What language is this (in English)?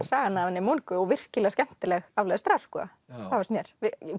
Icelandic